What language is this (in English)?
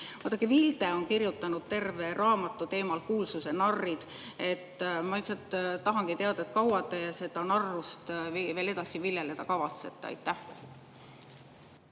Estonian